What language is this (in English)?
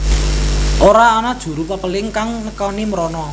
Javanese